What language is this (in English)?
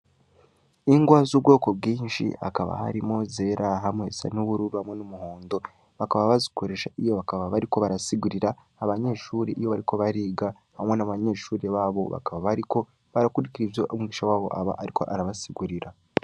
Rundi